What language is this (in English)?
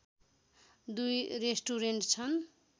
Nepali